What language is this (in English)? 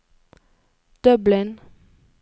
Norwegian